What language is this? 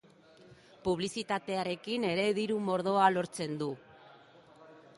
Basque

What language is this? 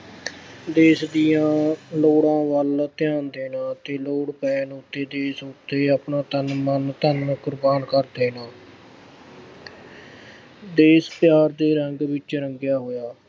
Punjabi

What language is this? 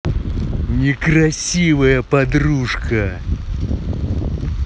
Russian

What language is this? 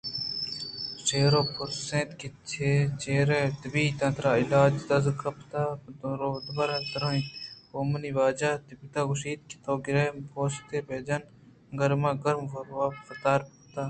Eastern Balochi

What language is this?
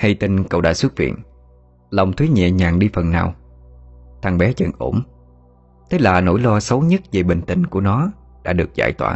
Vietnamese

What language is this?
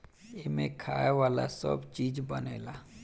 Bhojpuri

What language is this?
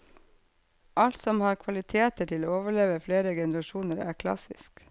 Norwegian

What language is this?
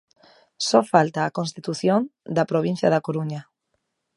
Galician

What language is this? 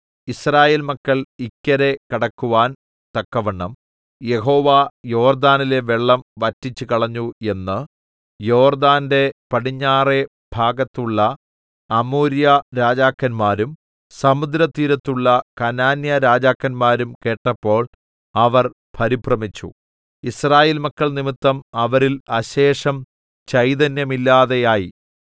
Malayalam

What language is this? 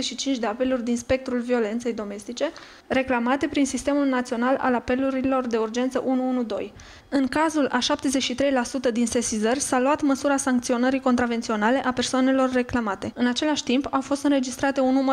Romanian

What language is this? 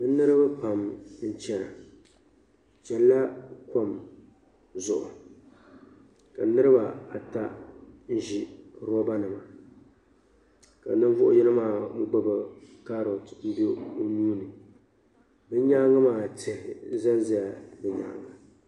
Dagbani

